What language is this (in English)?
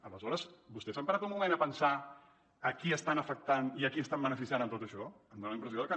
Catalan